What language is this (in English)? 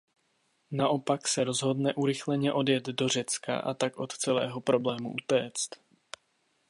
Czech